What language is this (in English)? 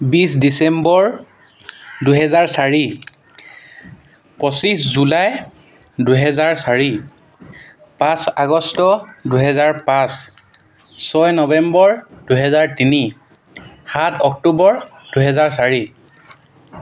Assamese